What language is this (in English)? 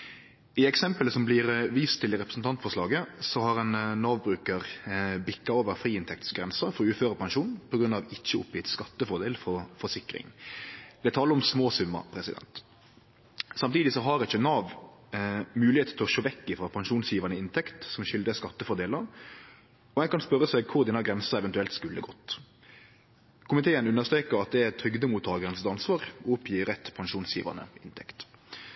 Norwegian Nynorsk